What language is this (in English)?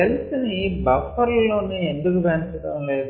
Telugu